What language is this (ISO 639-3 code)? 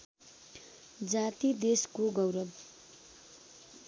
nep